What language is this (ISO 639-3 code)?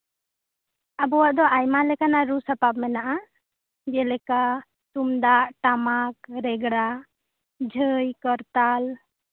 sat